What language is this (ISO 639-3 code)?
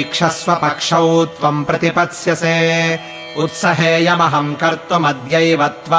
kan